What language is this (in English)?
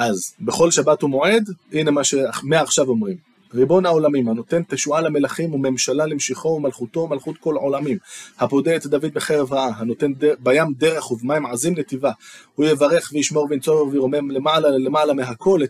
Hebrew